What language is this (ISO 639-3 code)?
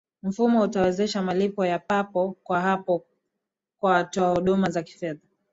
swa